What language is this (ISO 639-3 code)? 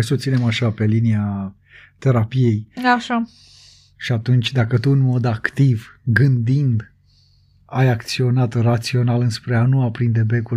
ron